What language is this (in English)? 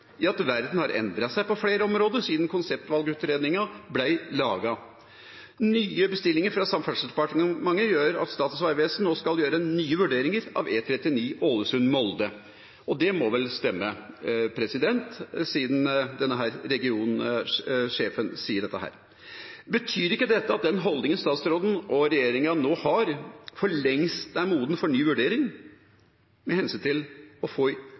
Norwegian